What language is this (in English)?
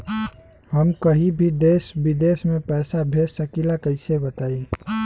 Bhojpuri